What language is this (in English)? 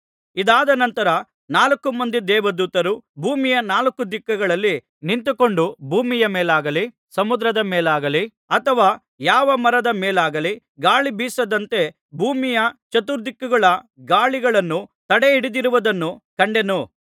Kannada